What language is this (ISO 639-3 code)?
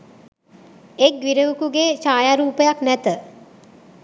sin